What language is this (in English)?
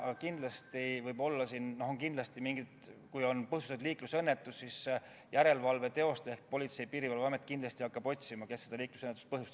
Estonian